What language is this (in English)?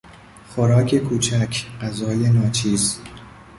Persian